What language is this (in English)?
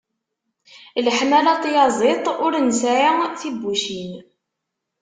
Kabyle